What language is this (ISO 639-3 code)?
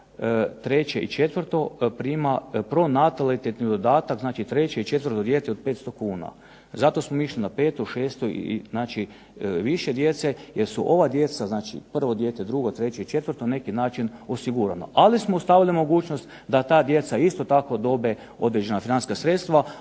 hrv